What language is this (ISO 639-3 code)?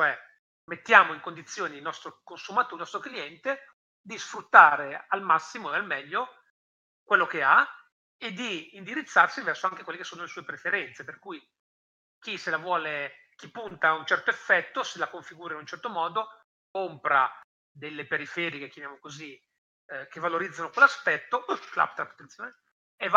ita